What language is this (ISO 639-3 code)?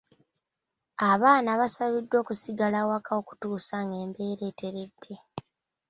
lug